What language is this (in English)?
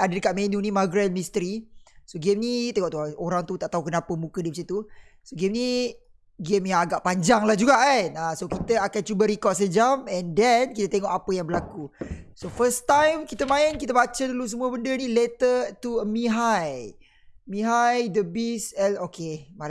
Malay